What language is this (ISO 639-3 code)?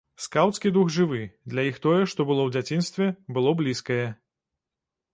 bel